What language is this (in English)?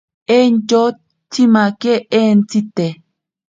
Ashéninka Perené